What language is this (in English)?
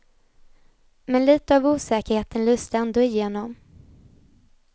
Swedish